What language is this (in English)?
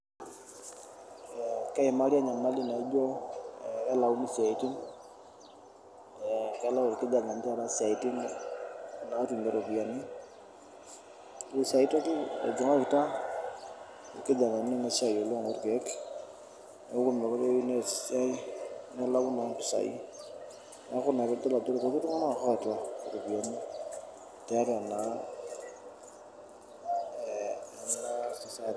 Masai